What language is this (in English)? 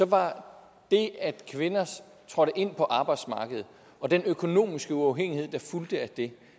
Danish